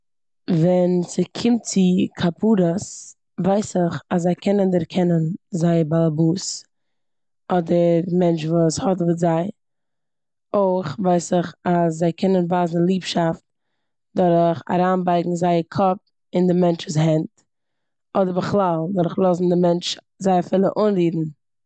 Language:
Yiddish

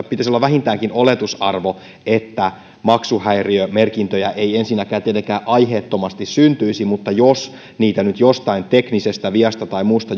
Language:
Finnish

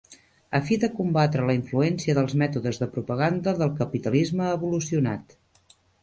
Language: Catalan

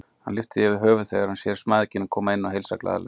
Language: Icelandic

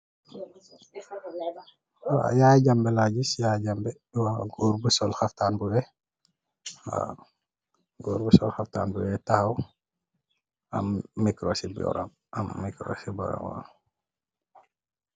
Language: Wolof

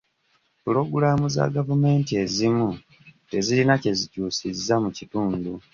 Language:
Ganda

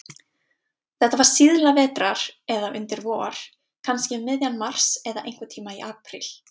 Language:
Icelandic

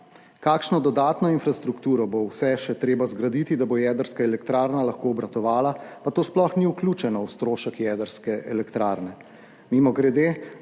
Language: Slovenian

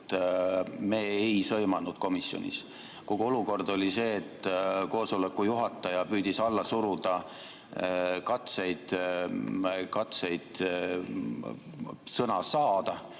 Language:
Estonian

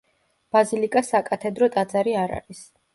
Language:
Georgian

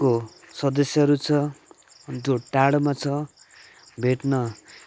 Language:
Nepali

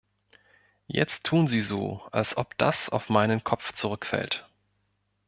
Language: German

